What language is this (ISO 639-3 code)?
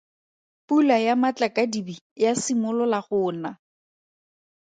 tsn